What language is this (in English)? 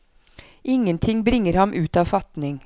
Norwegian